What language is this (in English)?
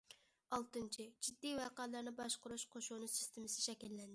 Uyghur